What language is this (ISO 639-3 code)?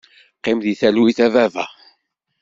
kab